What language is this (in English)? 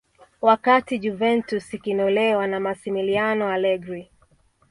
Swahili